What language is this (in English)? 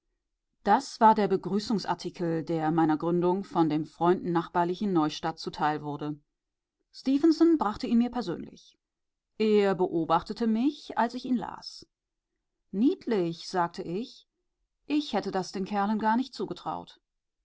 German